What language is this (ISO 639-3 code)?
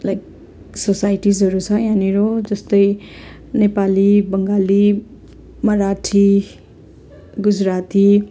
nep